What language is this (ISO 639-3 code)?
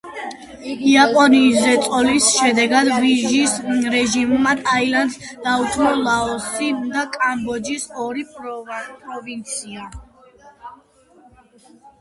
kat